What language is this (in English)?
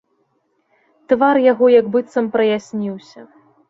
Belarusian